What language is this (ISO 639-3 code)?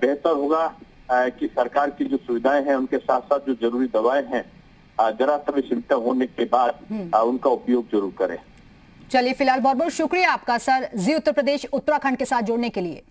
hin